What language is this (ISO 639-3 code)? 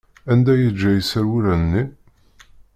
kab